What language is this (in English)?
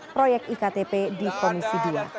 Indonesian